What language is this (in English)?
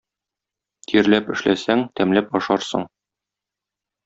Tatar